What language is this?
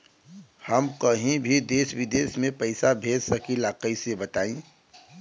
Bhojpuri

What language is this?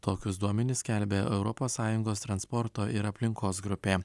Lithuanian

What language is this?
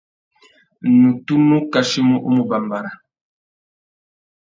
Tuki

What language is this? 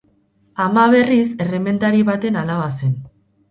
Basque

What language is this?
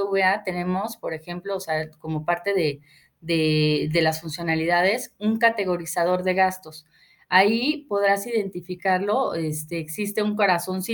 Spanish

